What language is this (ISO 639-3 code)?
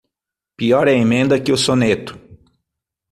por